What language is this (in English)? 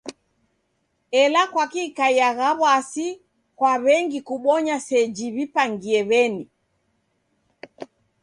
Taita